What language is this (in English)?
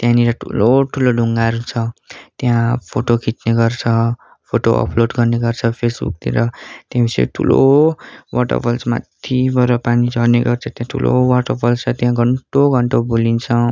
Nepali